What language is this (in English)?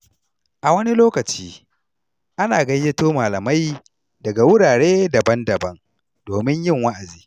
Hausa